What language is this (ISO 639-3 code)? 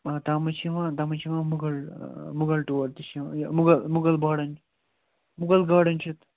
kas